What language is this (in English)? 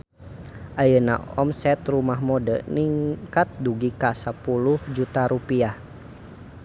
Sundanese